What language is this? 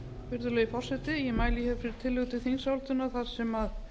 Icelandic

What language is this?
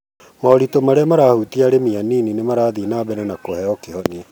Kikuyu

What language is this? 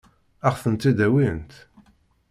Kabyle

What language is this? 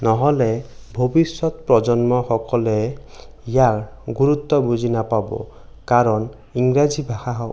Assamese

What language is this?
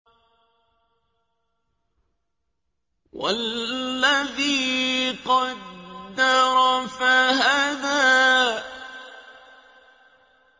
Arabic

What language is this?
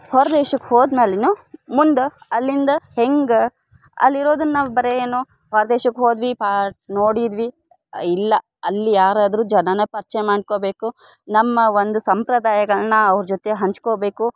Kannada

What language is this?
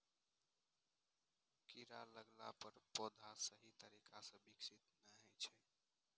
Maithili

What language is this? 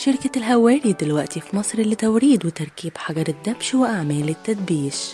Arabic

